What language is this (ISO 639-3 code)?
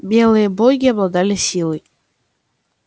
rus